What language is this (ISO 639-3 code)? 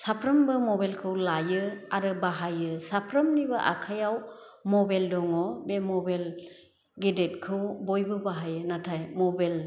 brx